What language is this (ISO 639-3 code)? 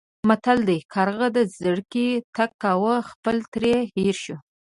pus